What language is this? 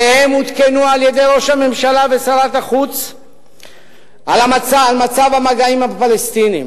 Hebrew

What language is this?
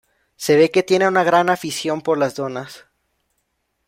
Spanish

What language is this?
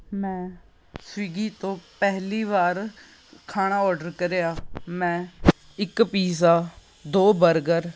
Punjabi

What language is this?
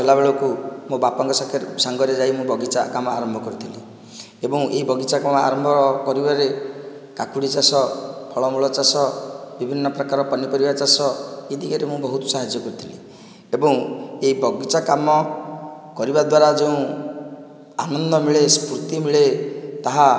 Odia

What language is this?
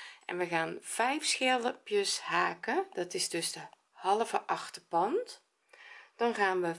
Dutch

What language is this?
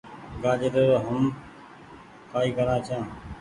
Goaria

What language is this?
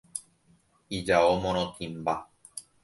Guarani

